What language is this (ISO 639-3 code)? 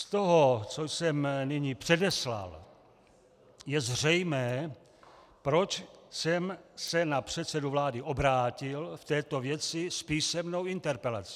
ces